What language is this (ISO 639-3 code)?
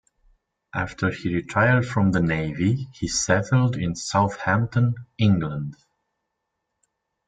eng